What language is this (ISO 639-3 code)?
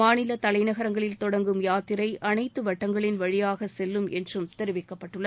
tam